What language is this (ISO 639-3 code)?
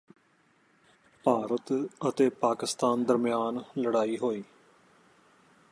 pan